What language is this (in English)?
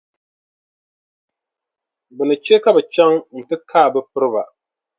Dagbani